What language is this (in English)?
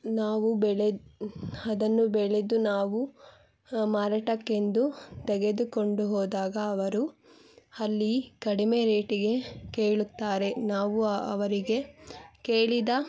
Kannada